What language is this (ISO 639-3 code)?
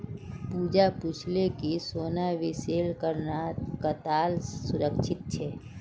mag